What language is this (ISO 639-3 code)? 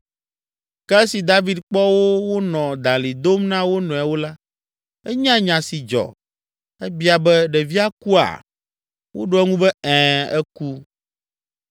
ewe